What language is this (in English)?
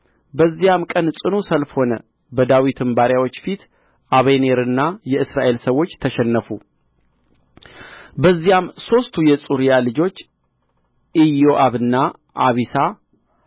Amharic